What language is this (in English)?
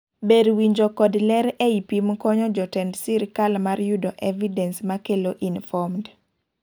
Luo (Kenya and Tanzania)